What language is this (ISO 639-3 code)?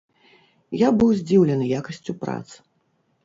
bel